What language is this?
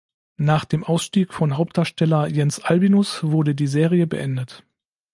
German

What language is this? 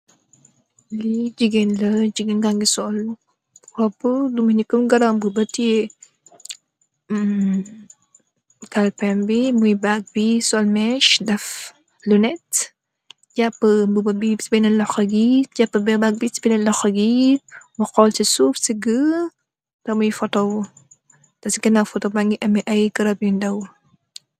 Wolof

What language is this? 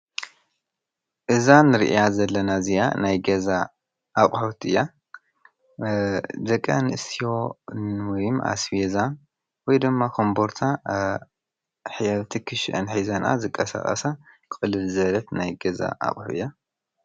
Tigrinya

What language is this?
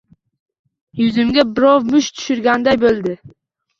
Uzbek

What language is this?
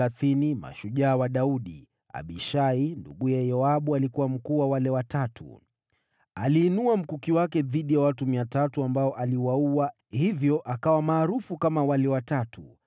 Swahili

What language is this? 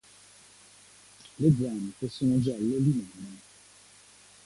Italian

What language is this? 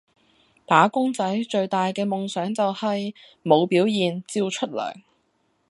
Cantonese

